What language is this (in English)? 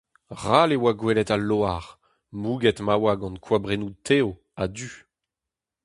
Breton